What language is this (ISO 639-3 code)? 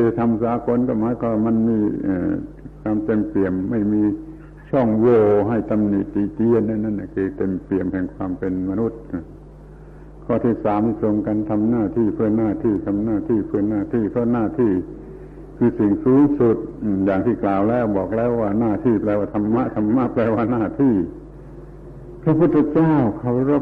tha